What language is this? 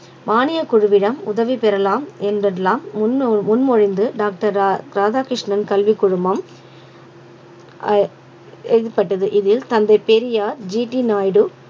Tamil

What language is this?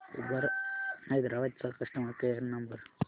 Marathi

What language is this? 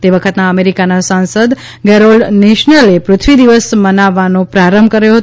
Gujarati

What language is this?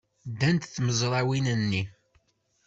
Kabyle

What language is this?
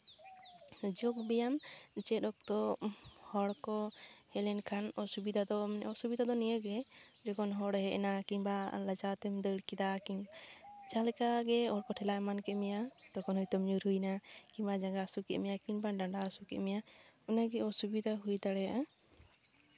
Santali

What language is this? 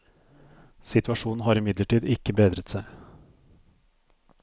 Norwegian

